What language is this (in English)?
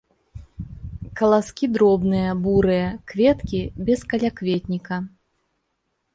Belarusian